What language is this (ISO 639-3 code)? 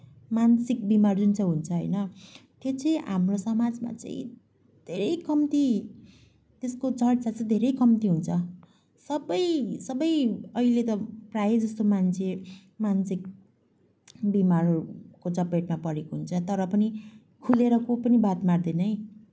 nep